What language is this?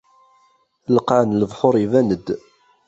Kabyle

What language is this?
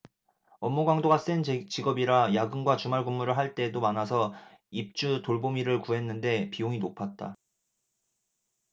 Korean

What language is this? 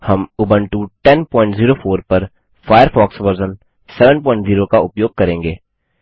Hindi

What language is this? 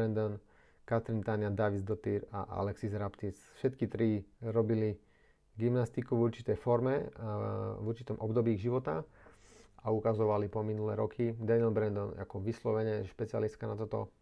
Slovak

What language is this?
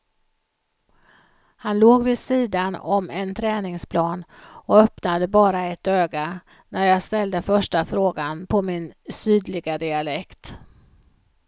Swedish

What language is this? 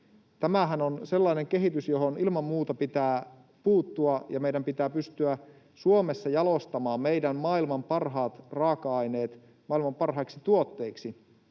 Finnish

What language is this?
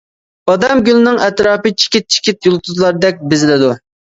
Uyghur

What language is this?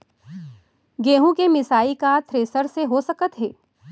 Chhattisgarhi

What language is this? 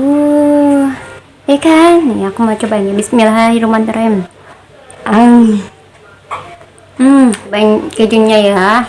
Indonesian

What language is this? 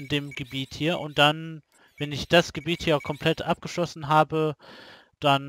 German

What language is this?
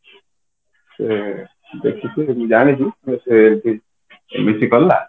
Odia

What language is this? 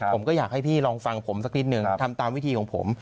Thai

